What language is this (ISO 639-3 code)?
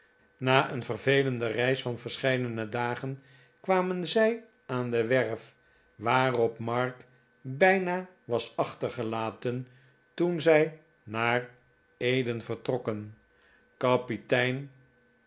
nld